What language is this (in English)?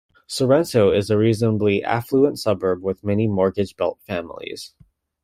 English